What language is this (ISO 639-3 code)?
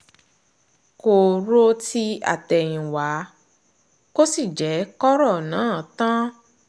yor